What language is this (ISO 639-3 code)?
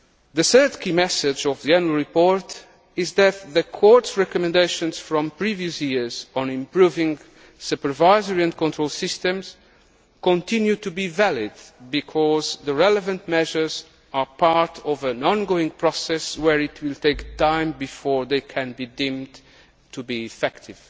eng